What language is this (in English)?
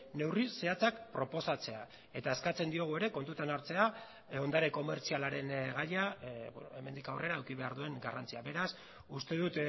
Basque